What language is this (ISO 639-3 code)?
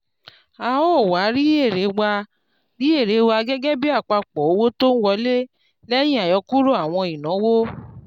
yor